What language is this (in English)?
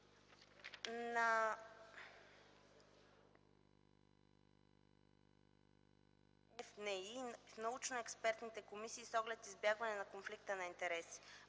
Bulgarian